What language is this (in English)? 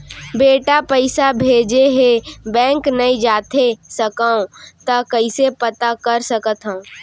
Chhattisgarhi